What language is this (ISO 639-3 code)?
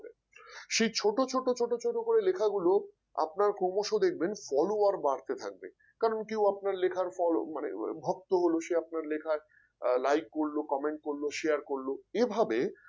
ben